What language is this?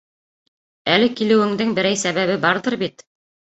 Bashkir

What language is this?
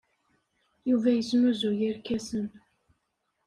Kabyle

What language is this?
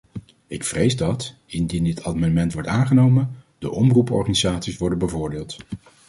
Dutch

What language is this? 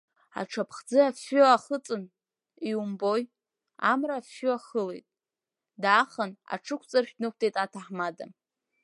Abkhazian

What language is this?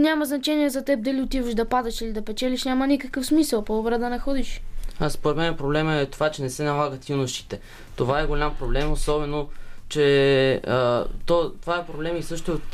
Bulgarian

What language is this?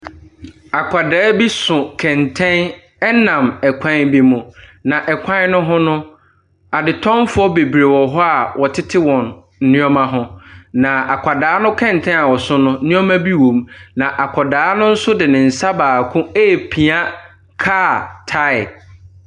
Akan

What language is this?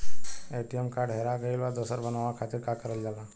Bhojpuri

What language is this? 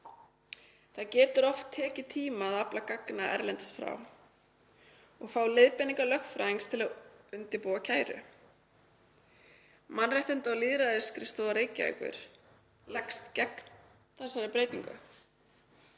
Icelandic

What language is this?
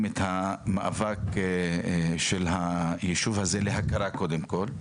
Hebrew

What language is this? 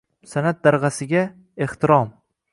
Uzbek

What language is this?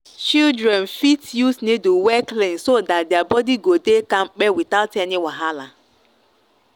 Nigerian Pidgin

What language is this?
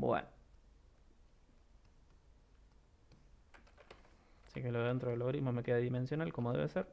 Spanish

